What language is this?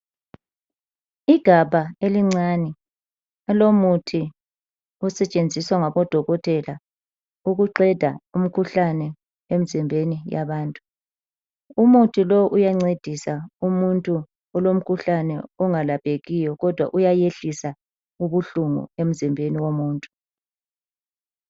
North Ndebele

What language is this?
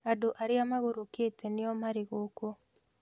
Kikuyu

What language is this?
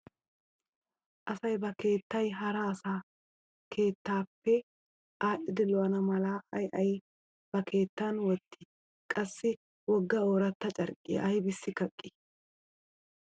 Wolaytta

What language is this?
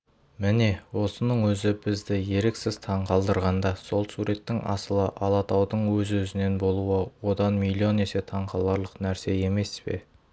Kazakh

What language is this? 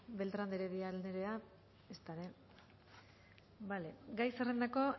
Basque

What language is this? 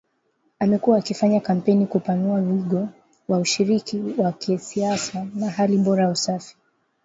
Swahili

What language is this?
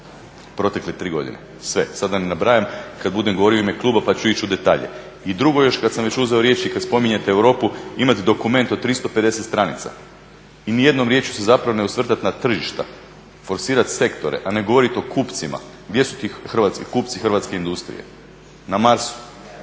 Croatian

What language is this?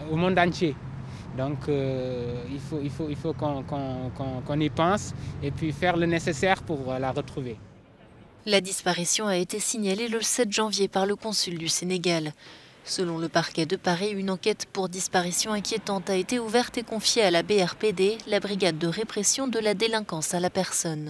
French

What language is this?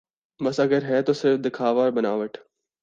Urdu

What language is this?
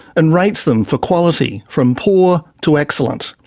English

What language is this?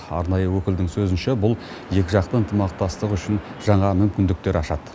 Kazakh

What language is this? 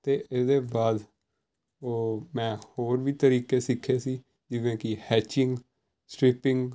Punjabi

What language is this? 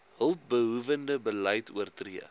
Afrikaans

